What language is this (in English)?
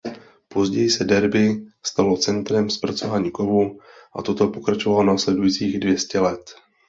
Czech